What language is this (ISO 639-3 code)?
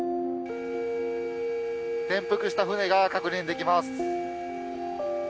jpn